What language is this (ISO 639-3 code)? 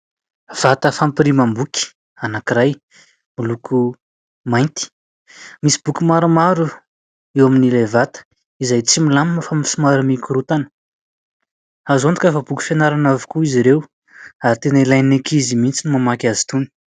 mlg